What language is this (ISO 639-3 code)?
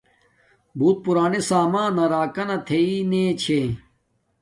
dmk